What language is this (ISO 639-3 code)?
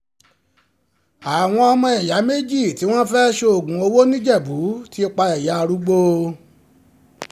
yor